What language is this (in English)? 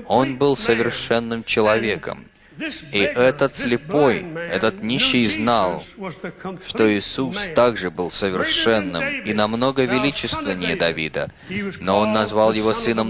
Russian